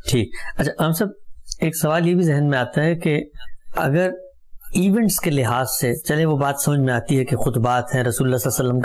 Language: Urdu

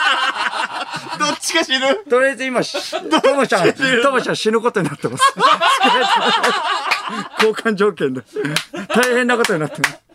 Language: Japanese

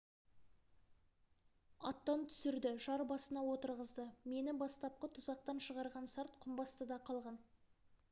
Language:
Kazakh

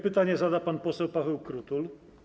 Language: Polish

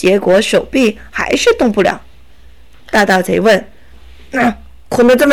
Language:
Chinese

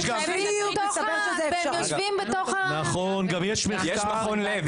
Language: Hebrew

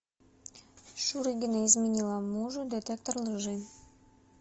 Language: Russian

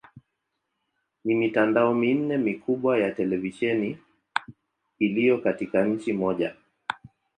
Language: Swahili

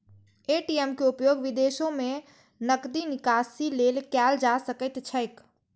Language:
Maithili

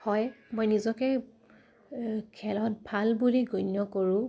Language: Assamese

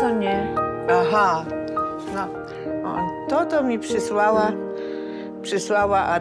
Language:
Polish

